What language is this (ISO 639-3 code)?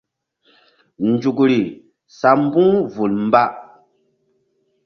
mdd